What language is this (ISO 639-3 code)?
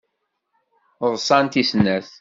kab